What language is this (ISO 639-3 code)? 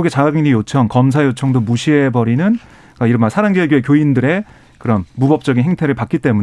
kor